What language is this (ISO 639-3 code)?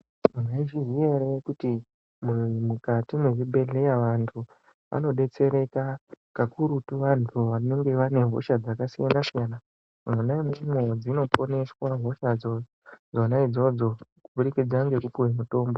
ndc